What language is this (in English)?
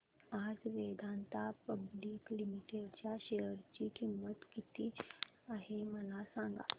Marathi